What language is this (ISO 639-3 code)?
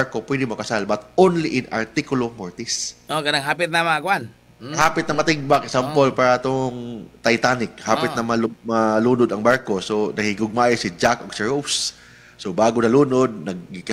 fil